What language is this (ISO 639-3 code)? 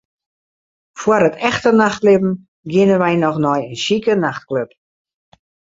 fry